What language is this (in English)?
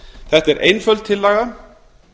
Icelandic